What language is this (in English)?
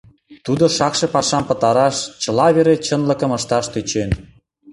Mari